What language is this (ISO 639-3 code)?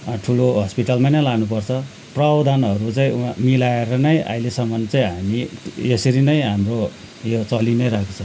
nep